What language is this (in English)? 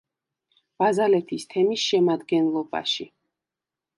Georgian